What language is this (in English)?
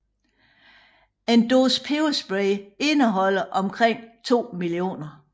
Danish